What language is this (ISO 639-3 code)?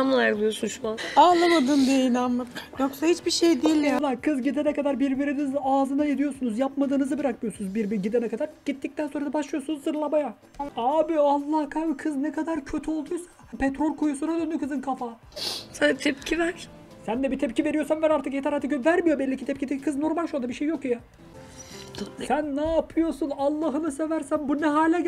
tur